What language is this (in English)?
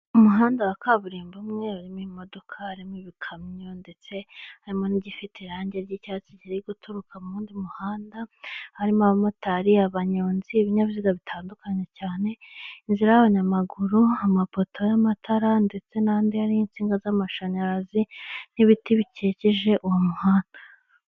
Kinyarwanda